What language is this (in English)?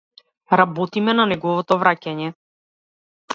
Macedonian